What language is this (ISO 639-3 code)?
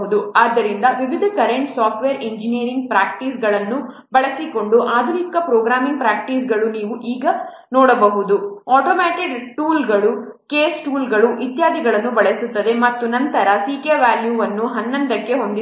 kan